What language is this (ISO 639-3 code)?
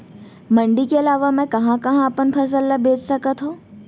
hne